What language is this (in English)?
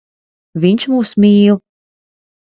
Latvian